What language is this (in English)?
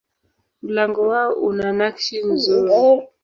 Swahili